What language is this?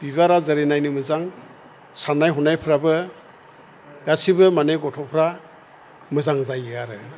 Bodo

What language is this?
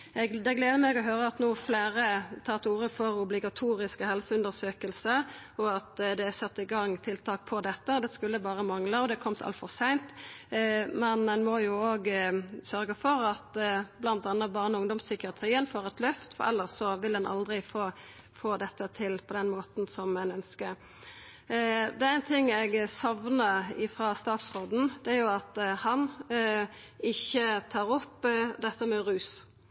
Norwegian Nynorsk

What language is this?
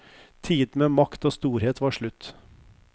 Norwegian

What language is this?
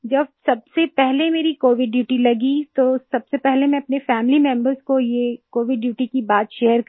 Hindi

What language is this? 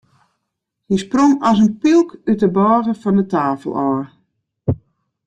Western Frisian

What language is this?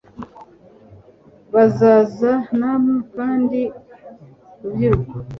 Kinyarwanda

